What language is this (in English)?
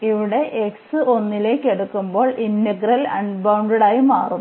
Malayalam